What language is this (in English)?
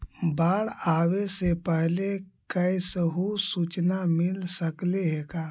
Magahi